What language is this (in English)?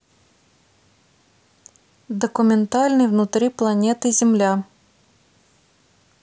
Russian